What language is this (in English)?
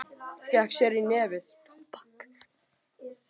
Icelandic